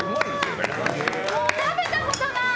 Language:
Japanese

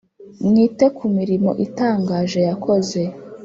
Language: Kinyarwanda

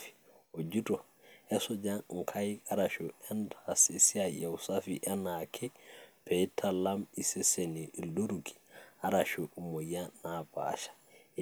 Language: Masai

